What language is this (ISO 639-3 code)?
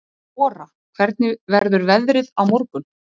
isl